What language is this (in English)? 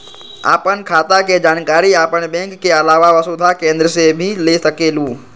Magahi